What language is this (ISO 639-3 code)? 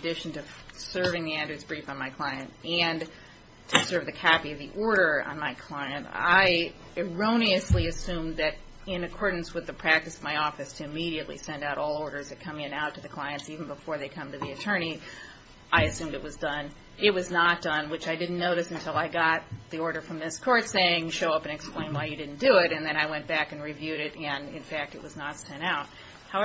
eng